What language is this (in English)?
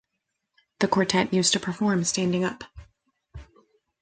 English